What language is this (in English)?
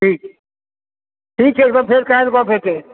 Maithili